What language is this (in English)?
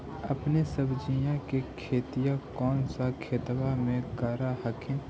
Magahi